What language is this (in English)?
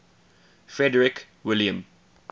English